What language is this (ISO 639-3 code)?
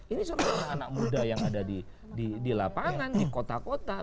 ind